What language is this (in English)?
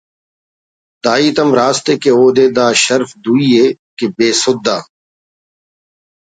Brahui